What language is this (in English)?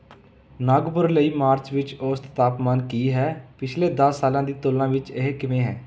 Punjabi